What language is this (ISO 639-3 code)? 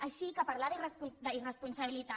cat